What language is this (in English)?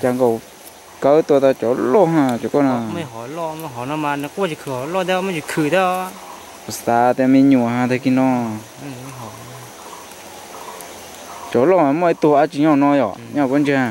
Vietnamese